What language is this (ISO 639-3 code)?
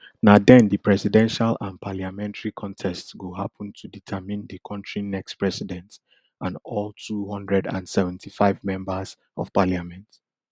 pcm